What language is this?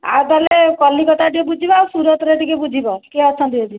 Odia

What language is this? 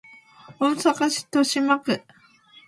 Japanese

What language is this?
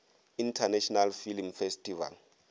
Northern Sotho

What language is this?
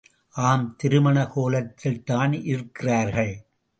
Tamil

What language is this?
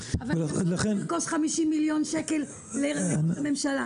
Hebrew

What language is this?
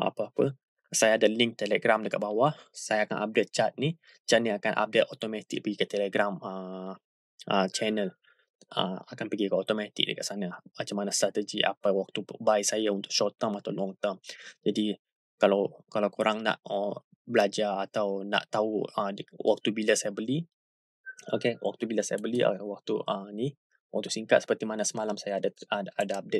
Malay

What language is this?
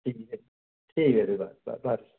Assamese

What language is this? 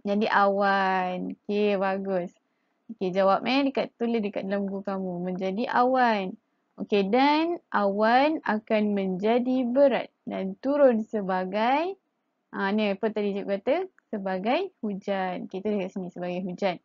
Malay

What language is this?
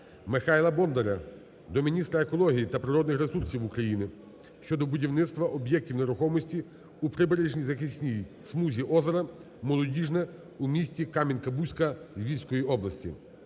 Ukrainian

